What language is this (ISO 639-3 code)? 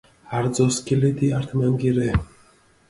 xmf